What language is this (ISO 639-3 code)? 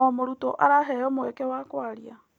kik